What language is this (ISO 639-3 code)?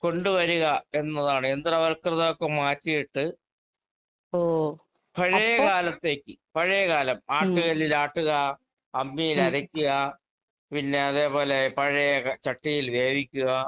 mal